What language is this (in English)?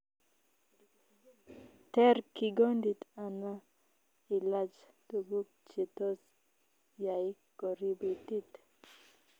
Kalenjin